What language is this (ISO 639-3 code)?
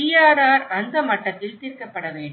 tam